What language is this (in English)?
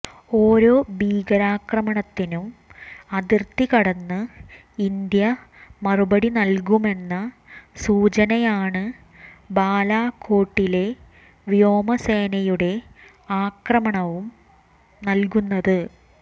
Malayalam